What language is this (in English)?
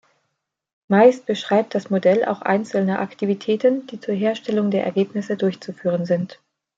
German